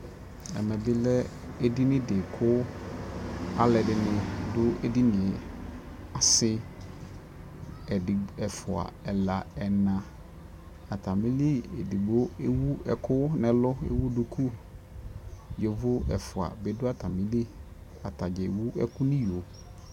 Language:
Ikposo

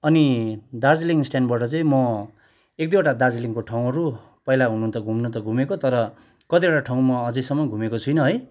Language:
Nepali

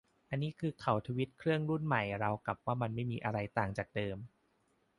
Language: Thai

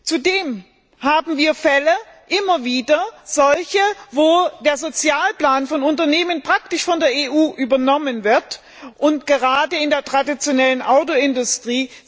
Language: German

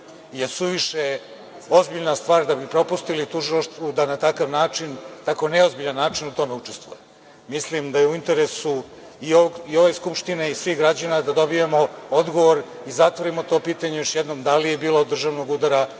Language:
Serbian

